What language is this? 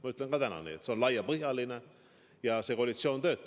Estonian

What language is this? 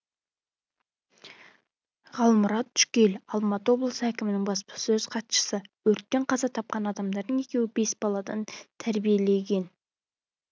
Kazakh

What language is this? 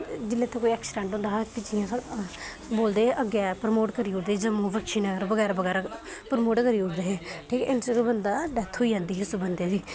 Dogri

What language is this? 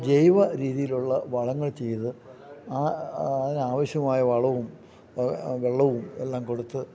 Malayalam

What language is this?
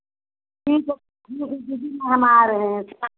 Hindi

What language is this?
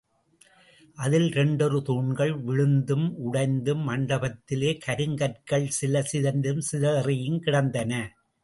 Tamil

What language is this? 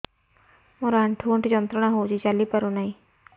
Odia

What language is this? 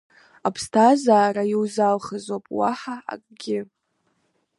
Abkhazian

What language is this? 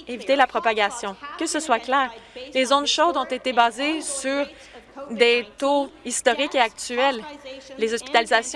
French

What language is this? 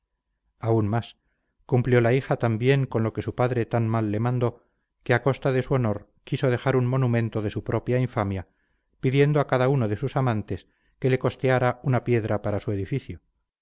Spanish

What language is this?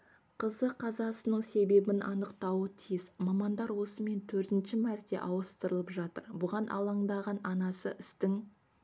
Kazakh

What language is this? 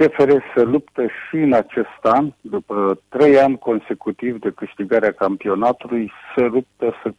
Romanian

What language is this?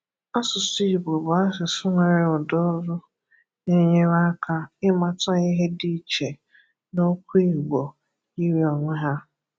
Igbo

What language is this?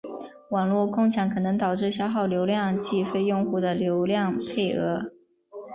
Chinese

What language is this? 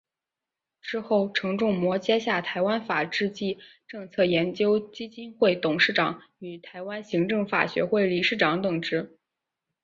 Chinese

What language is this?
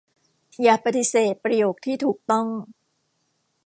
Thai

